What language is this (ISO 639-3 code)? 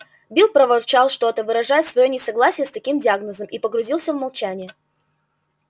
rus